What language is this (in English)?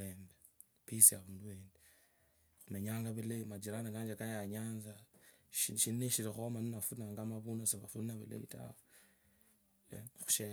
Kabras